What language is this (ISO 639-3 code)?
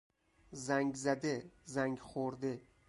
fas